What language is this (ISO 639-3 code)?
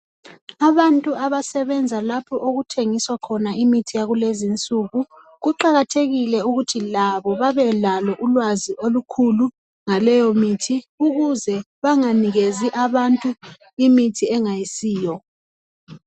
nde